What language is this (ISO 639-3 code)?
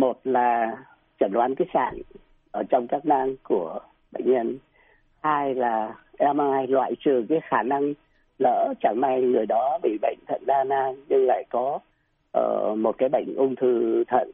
vie